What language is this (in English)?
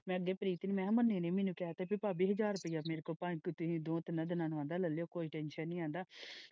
Punjabi